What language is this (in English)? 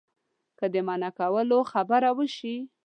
Pashto